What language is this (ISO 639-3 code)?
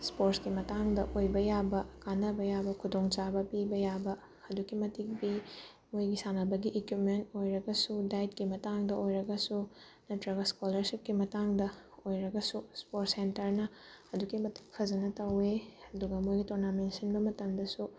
mni